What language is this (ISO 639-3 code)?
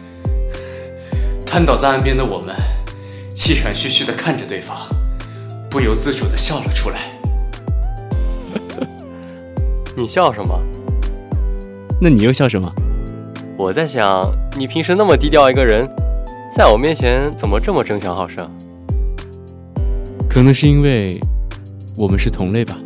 zho